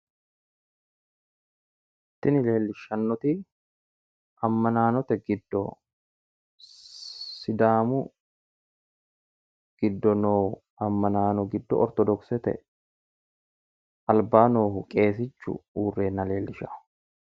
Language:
Sidamo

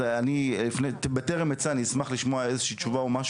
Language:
Hebrew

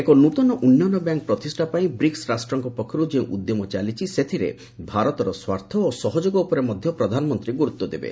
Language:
Odia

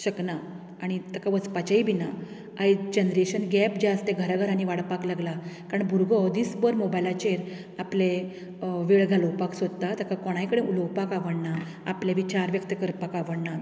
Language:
Konkani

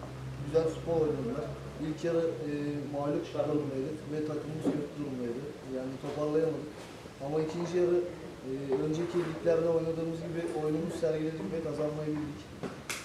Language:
Turkish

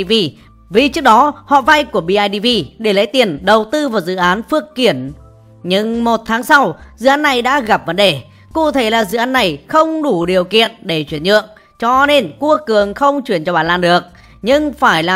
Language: Vietnamese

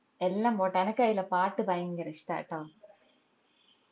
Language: Malayalam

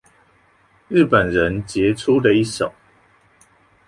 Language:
Chinese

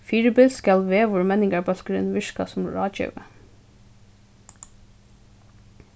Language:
Faroese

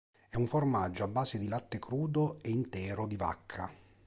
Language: Italian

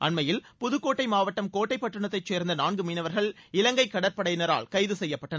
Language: Tamil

